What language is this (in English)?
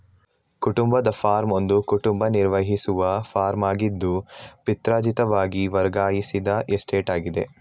Kannada